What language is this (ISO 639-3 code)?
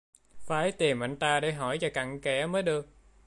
vie